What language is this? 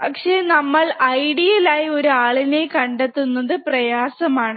Malayalam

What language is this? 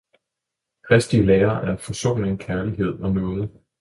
Danish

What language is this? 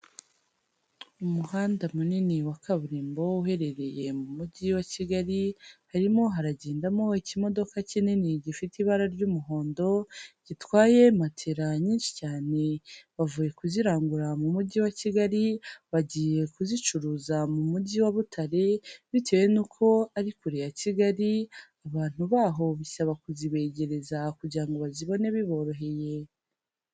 Kinyarwanda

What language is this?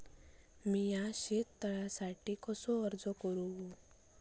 Marathi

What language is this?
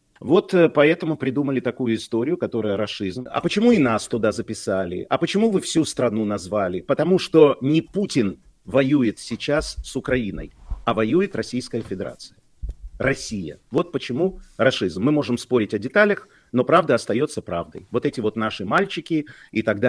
Russian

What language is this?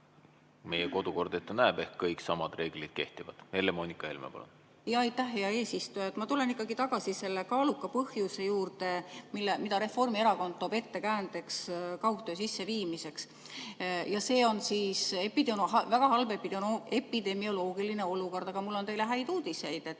Estonian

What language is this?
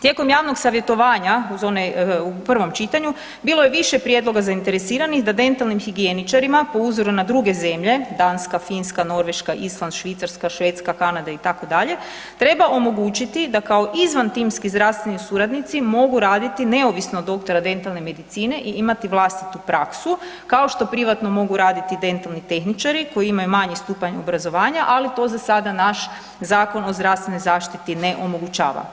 Croatian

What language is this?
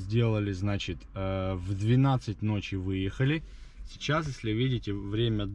Russian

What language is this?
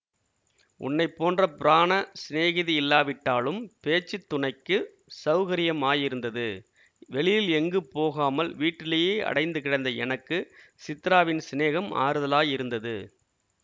Tamil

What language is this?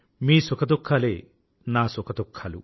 Telugu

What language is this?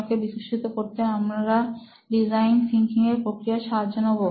Bangla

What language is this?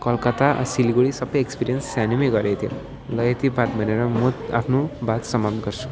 Nepali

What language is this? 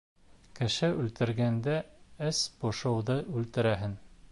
Bashkir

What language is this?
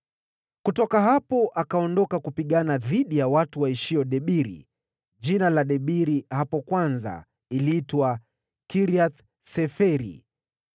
Swahili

